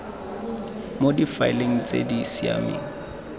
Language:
Tswana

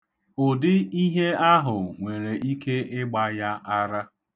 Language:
Igbo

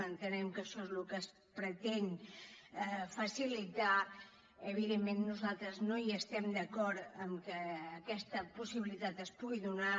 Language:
Catalan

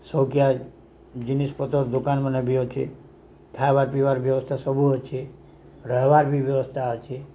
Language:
Odia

